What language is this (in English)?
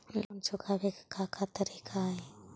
Magahi